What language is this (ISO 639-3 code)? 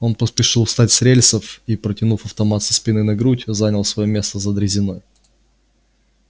rus